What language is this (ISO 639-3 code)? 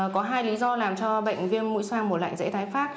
vie